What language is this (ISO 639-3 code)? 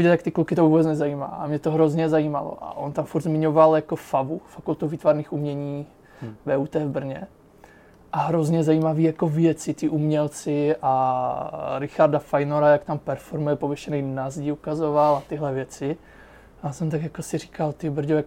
ces